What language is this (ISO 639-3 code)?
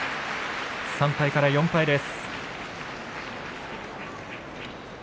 jpn